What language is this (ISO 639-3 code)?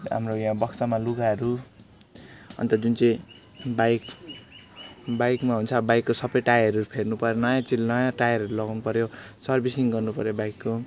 nep